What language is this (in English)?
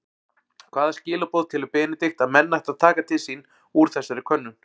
Icelandic